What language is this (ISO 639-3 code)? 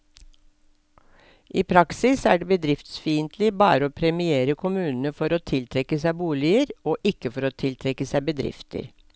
nor